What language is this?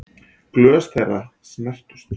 Icelandic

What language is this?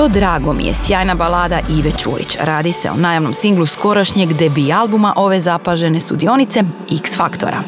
Croatian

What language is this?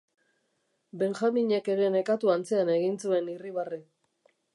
Basque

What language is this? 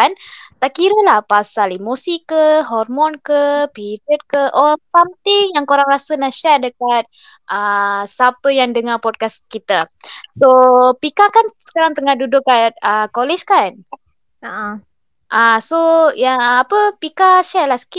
Malay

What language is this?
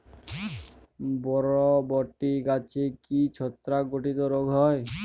Bangla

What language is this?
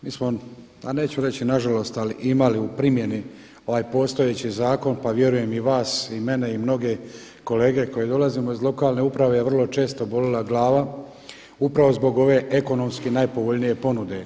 Croatian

